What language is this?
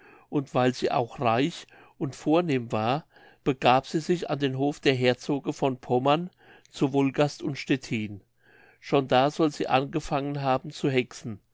German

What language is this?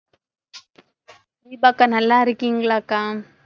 Tamil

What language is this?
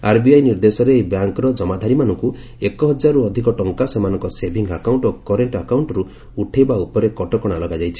Odia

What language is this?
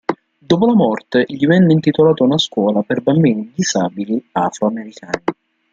Italian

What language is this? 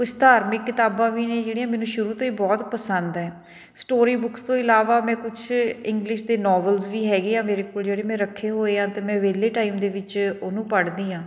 Punjabi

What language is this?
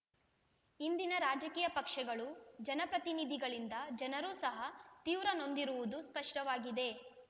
Kannada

